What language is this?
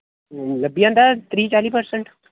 Dogri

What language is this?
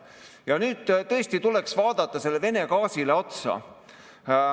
Estonian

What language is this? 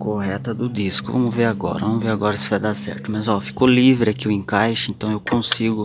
Portuguese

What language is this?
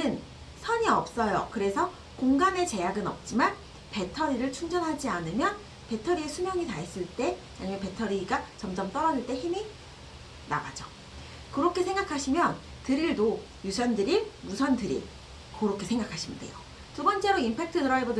Korean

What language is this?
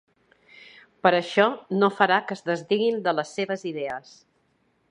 Catalan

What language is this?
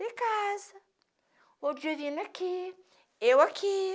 Portuguese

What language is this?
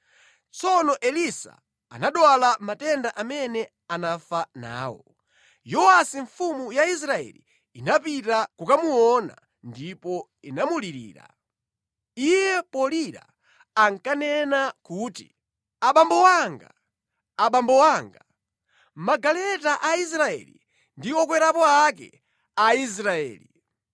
Nyanja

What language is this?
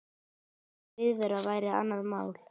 Icelandic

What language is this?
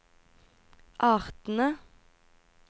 Norwegian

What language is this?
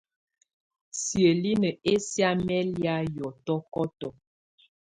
Tunen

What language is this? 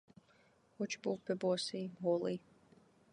Ukrainian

